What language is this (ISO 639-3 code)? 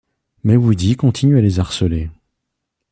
fra